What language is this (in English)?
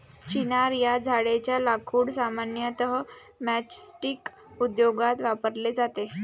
Marathi